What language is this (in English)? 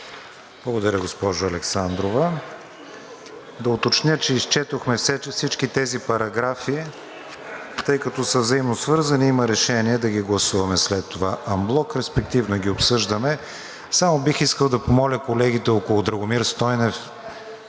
Bulgarian